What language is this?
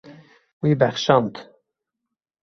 Kurdish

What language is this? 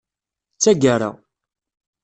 Kabyle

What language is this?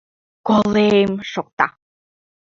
Mari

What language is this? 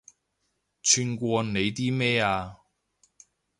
Cantonese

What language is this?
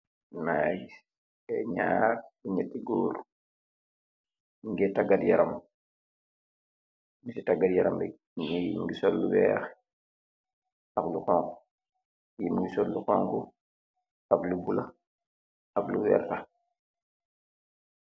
Wolof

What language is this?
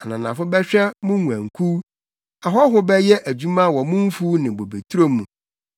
Akan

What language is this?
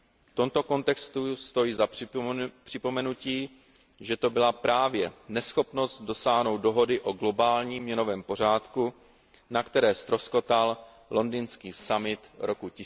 Czech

